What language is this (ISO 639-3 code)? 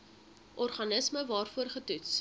afr